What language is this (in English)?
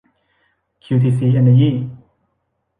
Thai